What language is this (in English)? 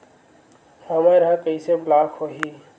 Chhattisgarhi